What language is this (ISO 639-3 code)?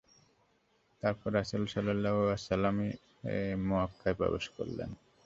ben